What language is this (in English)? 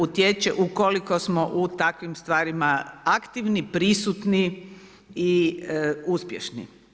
Croatian